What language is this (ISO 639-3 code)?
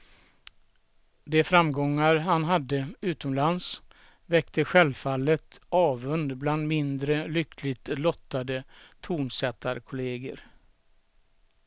swe